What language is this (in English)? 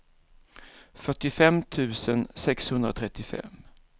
Swedish